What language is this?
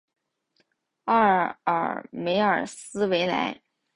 Chinese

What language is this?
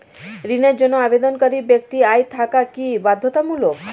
Bangla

